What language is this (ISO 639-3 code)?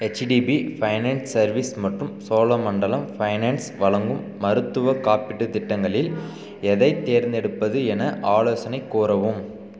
tam